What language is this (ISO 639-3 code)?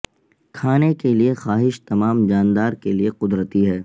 urd